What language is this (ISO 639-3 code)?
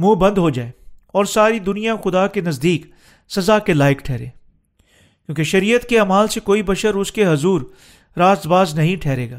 urd